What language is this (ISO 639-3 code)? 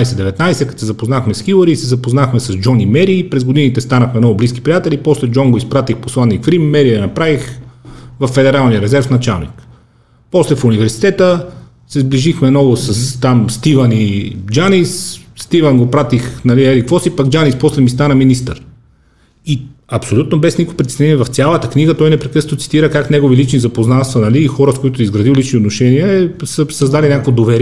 bul